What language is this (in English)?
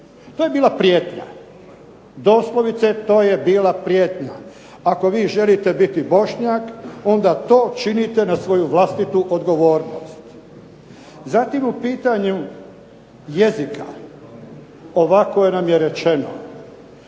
Croatian